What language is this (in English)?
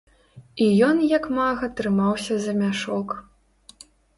Belarusian